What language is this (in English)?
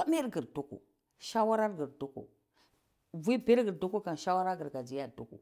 Cibak